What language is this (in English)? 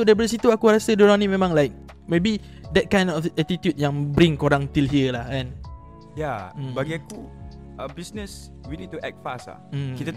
Malay